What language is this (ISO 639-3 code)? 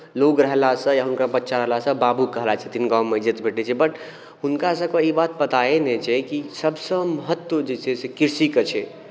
mai